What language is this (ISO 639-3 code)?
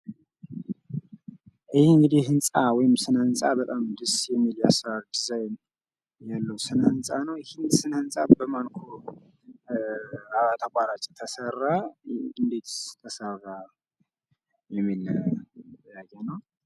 amh